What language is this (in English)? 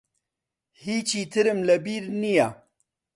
Central Kurdish